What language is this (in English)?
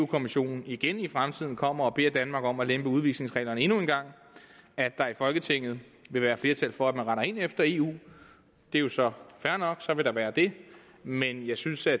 Danish